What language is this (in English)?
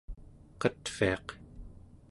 Central Yupik